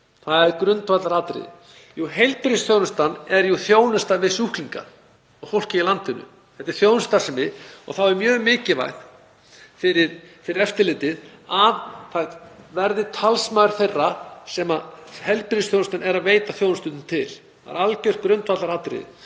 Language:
Icelandic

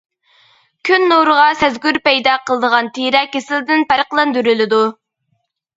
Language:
Uyghur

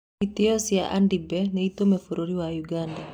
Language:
Kikuyu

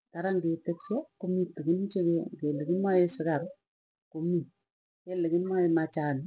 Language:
Tugen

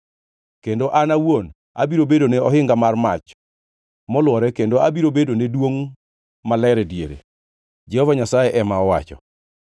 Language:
Luo (Kenya and Tanzania)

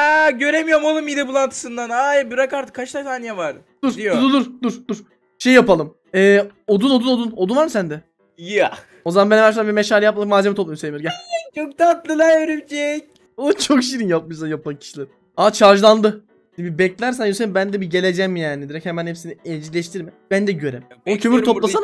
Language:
Turkish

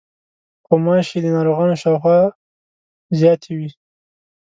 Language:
Pashto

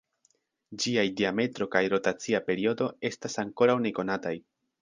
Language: Esperanto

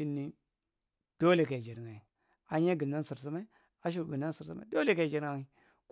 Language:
Marghi Central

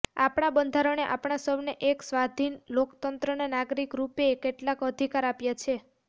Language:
Gujarati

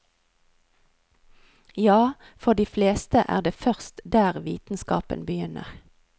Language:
Norwegian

